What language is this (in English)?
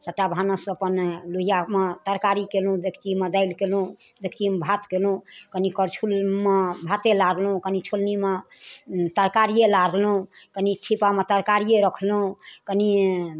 Maithili